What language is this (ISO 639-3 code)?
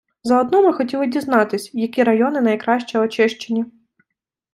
ukr